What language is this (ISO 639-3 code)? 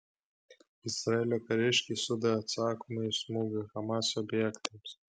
lit